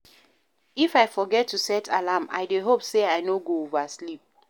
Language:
Nigerian Pidgin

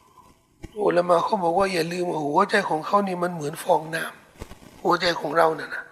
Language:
Thai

